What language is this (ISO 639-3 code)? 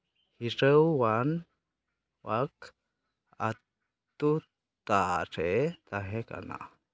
sat